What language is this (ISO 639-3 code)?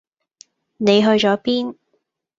yue